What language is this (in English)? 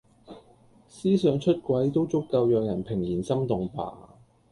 Cantonese